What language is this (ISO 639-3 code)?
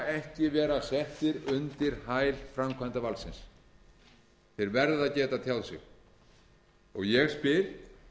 isl